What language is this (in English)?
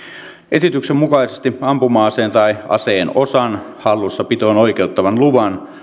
Finnish